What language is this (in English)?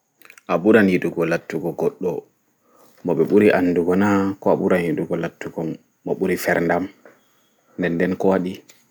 Fula